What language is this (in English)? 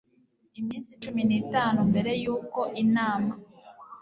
Kinyarwanda